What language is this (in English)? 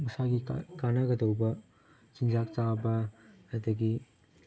Manipuri